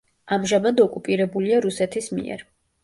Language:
Georgian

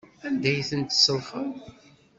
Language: Kabyle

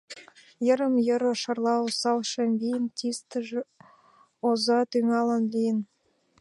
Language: Mari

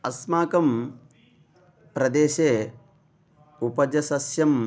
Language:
Sanskrit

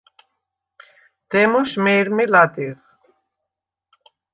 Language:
Svan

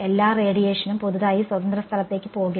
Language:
Malayalam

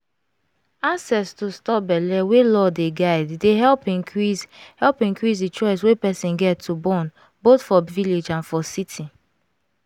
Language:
Nigerian Pidgin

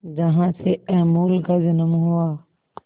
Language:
Hindi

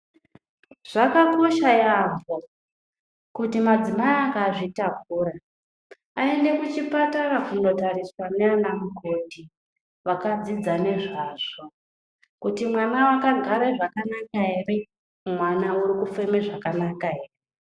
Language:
Ndau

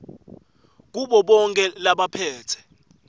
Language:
Swati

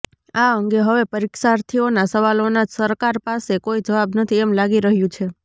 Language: Gujarati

